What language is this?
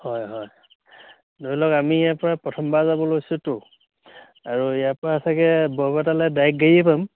Assamese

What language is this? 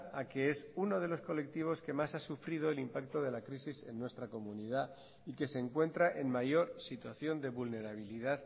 Spanish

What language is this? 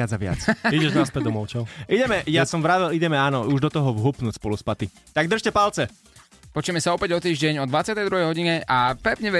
Slovak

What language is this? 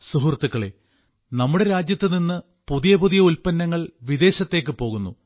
Malayalam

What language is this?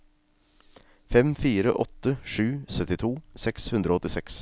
Norwegian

